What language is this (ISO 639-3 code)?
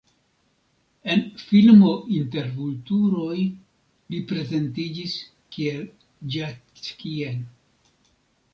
epo